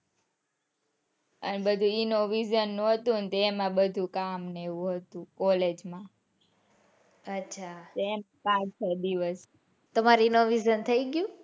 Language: Gujarati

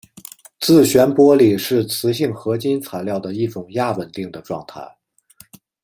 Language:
Chinese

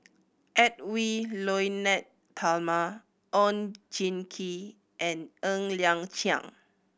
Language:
English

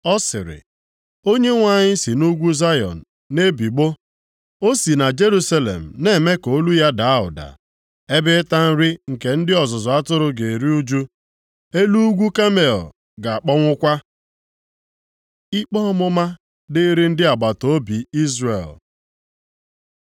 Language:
Igbo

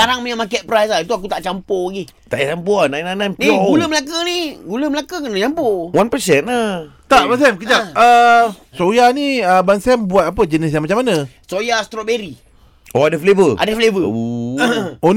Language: Malay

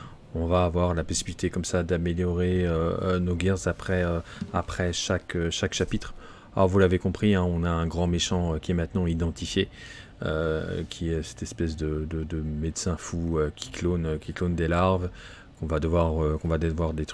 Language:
French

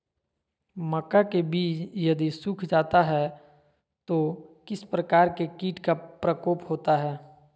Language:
Magahi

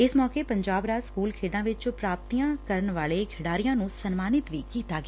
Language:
Punjabi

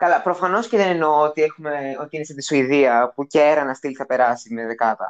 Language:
Greek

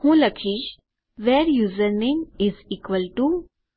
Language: Gujarati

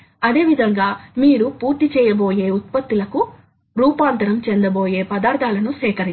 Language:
Telugu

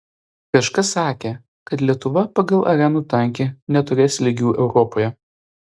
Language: Lithuanian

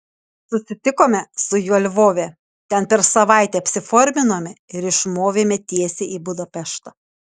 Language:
Lithuanian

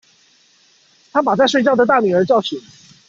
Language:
Chinese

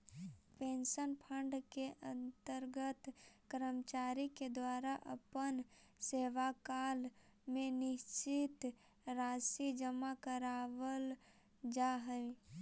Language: Magahi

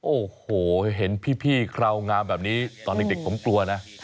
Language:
Thai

